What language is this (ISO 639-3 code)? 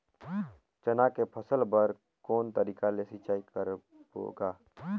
hne